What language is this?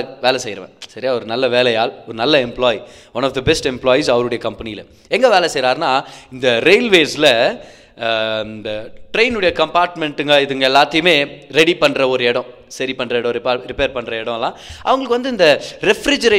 Tamil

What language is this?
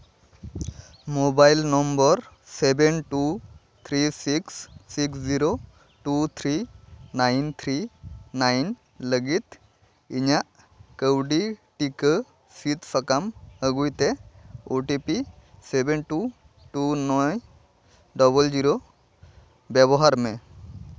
Santali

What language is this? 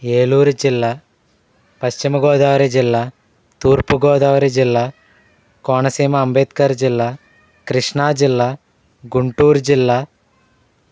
Telugu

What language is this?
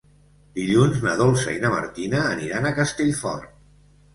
Catalan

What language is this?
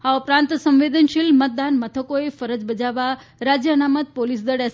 Gujarati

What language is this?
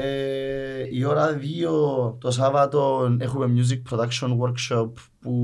Greek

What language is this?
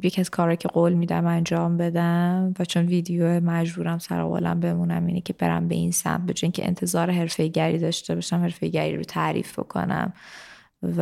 Persian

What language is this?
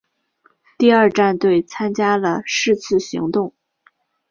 Chinese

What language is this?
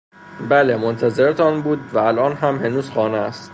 Persian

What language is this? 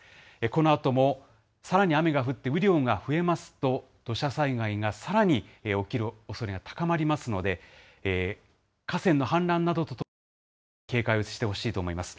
Japanese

